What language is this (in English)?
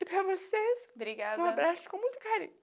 Portuguese